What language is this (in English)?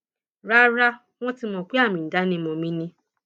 Yoruba